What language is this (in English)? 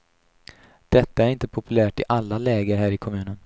Swedish